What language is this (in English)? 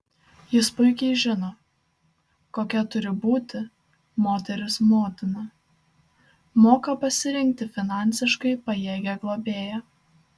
Lithuanian